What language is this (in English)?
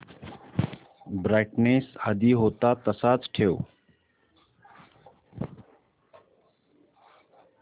Marathi